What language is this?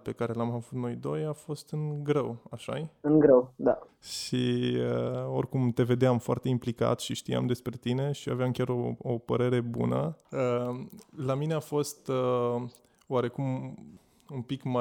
Romanian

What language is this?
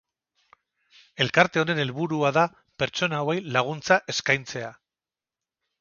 Basque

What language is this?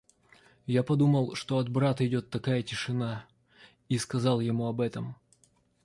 Russian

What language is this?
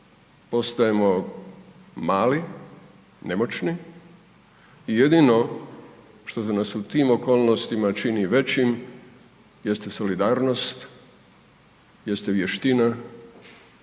Croatian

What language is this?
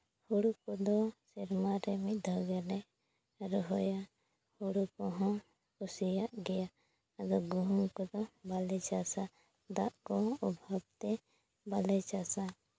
Santali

